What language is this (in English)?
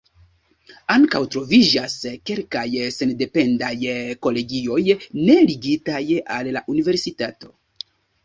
Esperanto